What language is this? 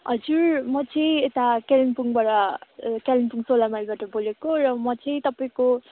Nepali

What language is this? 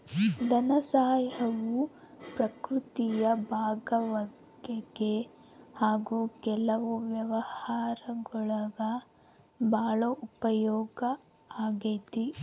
Kannada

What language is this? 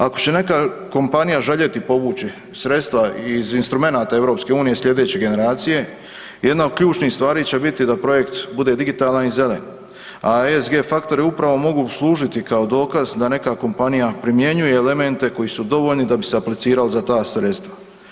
Croatian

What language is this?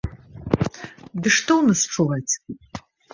Belarusian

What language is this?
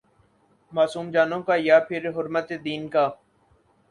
Urdu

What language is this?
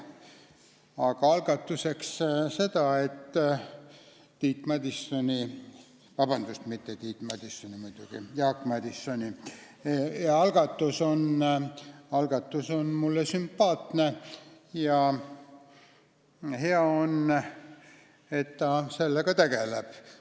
Estonian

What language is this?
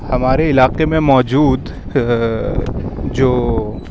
Urdu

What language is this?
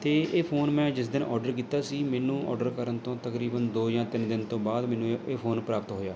Punjabi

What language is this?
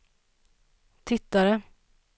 Swedish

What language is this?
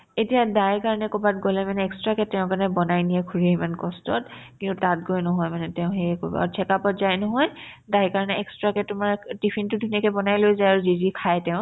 Assamese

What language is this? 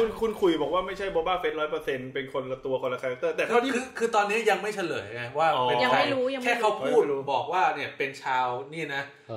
Thai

